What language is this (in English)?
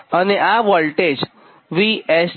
Gujarati